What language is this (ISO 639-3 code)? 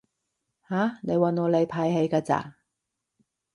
yue